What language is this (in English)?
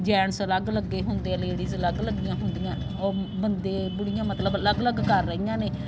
Punjabi